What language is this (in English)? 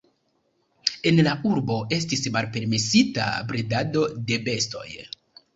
Esperanto